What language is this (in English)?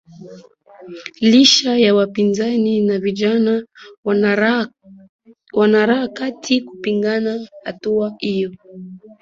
Swahili